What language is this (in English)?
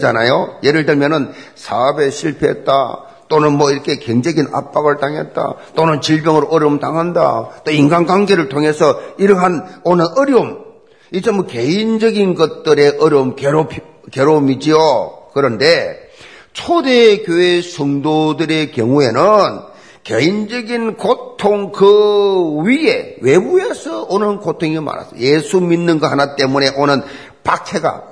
Korean